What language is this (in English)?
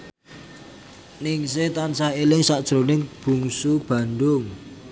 Javanese